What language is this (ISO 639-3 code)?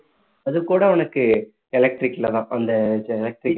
tam